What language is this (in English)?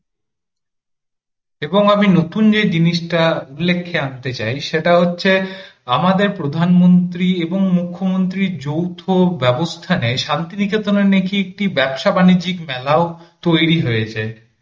Bangla